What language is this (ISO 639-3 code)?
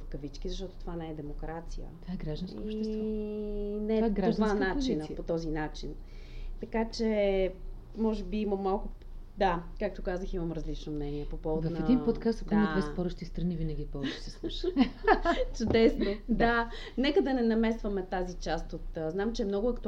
bul